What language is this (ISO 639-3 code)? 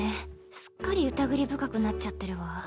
jpn